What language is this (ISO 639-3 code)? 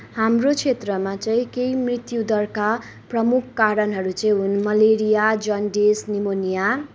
nep